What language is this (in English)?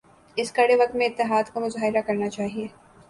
Urdu